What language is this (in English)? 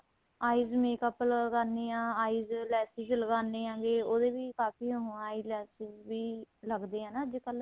Punjabi